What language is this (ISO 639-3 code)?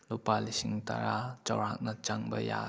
mni